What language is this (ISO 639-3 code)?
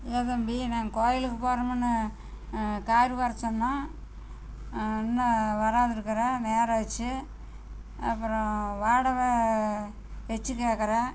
tam